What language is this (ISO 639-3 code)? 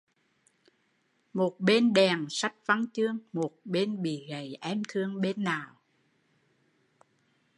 vie